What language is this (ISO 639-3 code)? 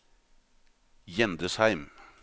nor